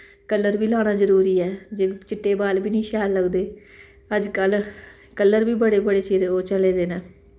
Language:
Dogri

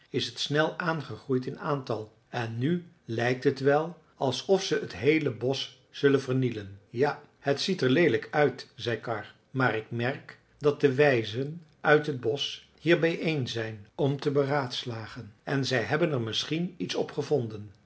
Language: Dutch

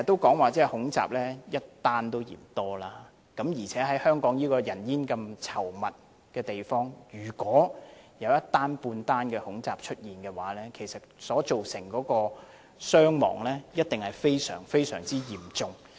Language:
Cantonese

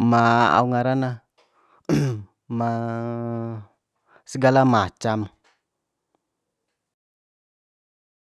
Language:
Bima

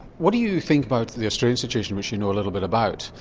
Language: English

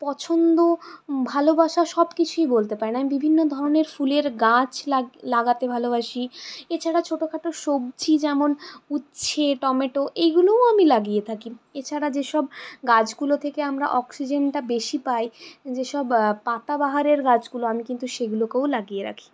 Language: Bangla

